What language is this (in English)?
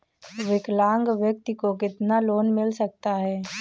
Hindi